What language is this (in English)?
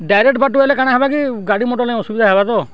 Odia